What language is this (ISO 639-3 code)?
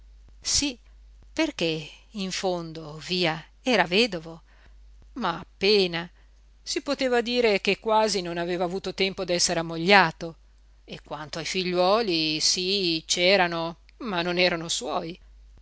ita